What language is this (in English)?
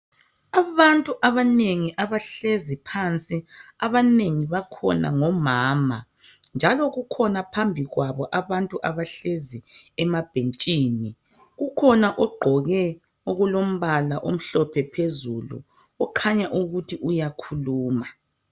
North Ndebele